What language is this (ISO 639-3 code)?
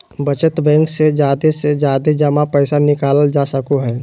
mag